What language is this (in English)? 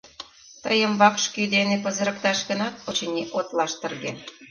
Mari